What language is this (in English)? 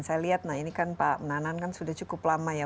Indonesian